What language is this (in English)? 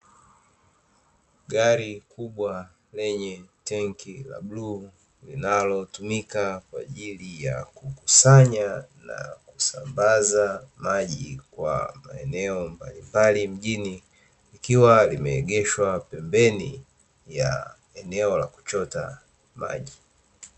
Swahili